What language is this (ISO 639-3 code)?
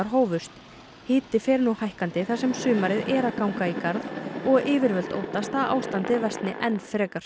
isl